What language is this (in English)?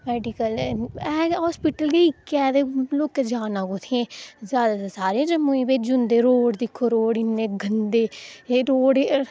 Dogri